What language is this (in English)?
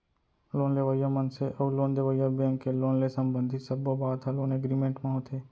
Chhattisgarhi